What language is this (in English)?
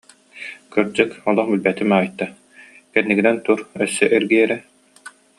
Yakut